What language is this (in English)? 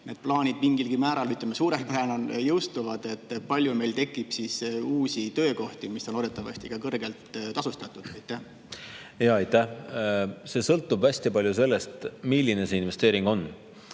Estonian